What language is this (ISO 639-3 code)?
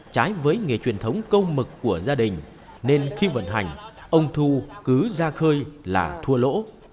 vie